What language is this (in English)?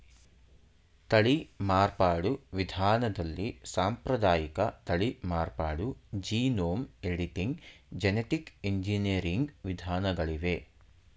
Kannada